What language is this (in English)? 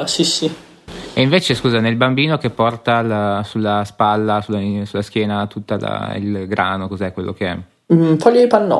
Italian